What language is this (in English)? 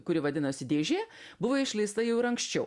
Lithuanian